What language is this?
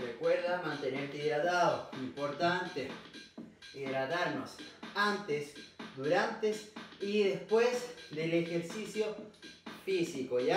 Spanish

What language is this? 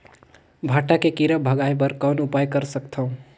Chhattisgarhi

